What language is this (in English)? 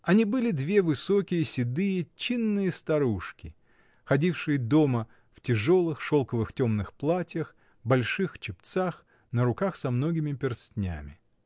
Russian